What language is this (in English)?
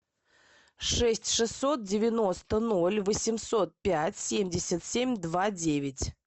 Russian